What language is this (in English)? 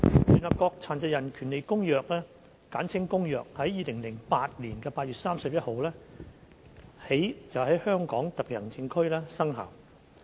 Cantonese